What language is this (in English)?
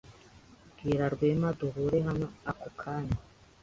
Kinyarwanda